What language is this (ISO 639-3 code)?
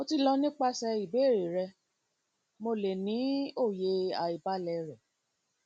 yor